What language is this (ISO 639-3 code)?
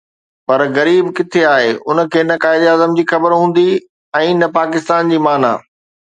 snd